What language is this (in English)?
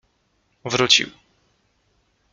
Polish